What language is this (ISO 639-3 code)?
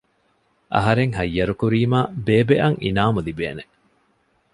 div